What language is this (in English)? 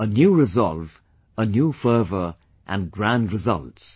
English